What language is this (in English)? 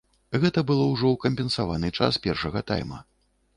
Belarusian